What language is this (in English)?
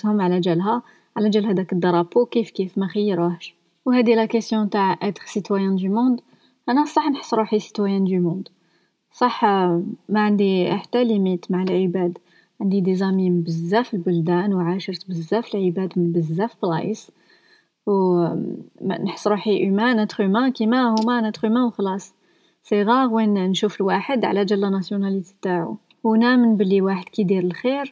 Arabic